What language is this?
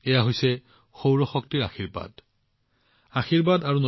Assamese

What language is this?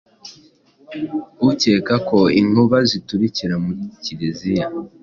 Kinyarwanda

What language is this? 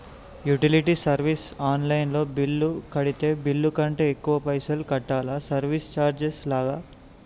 Telugu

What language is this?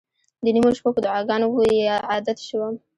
Pashto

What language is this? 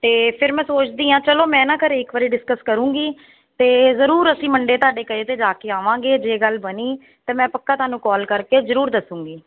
Punjabi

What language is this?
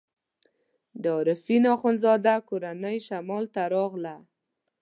Pashto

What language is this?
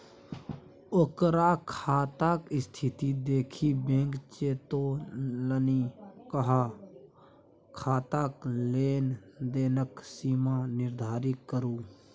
Maithili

